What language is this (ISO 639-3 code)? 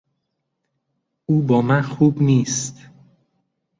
fas